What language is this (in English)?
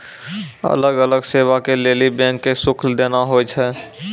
Maithili